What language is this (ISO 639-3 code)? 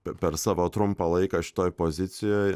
lit